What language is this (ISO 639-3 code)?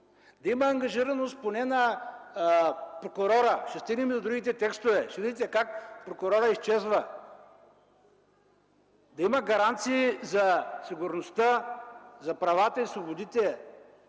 bul